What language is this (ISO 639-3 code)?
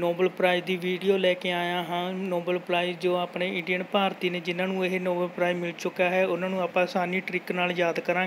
hin